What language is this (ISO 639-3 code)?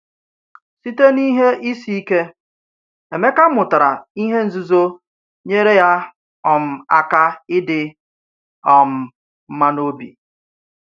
ibo